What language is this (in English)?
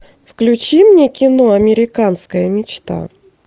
Russian